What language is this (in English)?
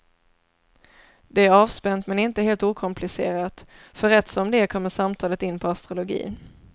Swedish